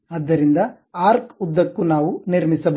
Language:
Kannada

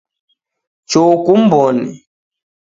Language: Taita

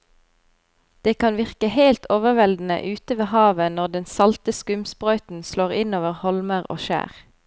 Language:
Norwegian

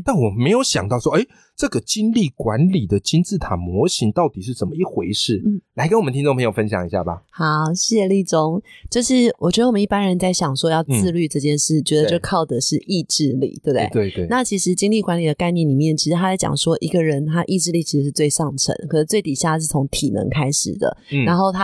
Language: Chinese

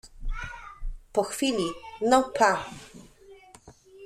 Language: Polish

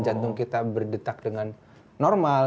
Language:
Indonesian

